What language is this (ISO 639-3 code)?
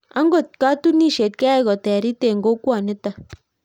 kln